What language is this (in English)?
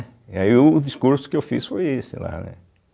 Portuguese